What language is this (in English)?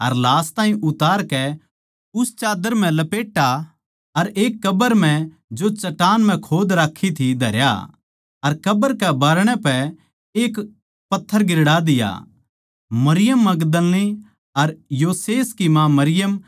Haryanvi